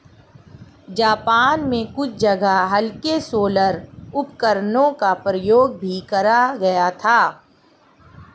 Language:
Hindi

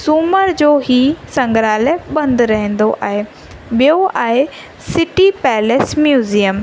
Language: Sindhi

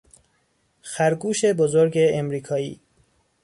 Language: Persian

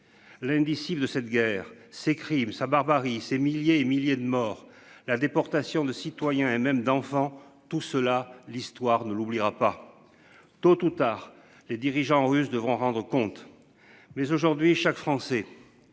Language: French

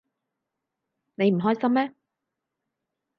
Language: Cantonese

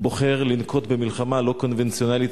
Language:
Hebrew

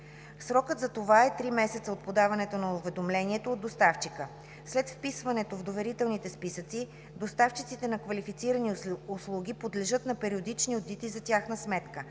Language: Bulgarian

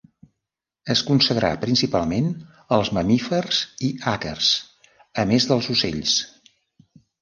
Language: Catalan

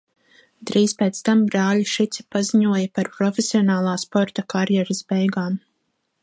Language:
Latvian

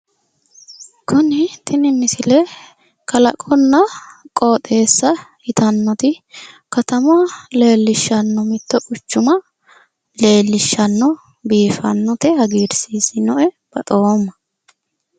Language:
Sidamo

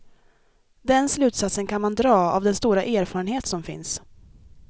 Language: Swedish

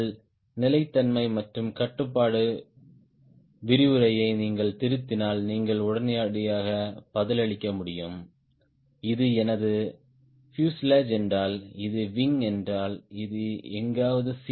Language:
Tamil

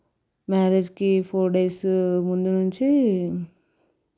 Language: Telugu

